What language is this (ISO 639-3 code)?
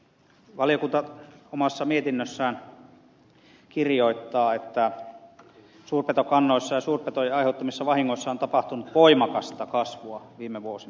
fin